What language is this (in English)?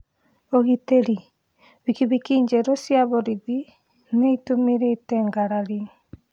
Kikuyu